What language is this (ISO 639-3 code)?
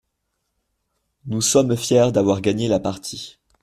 fra